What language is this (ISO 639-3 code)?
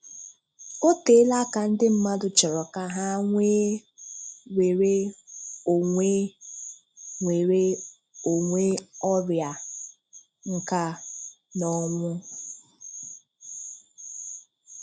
ibo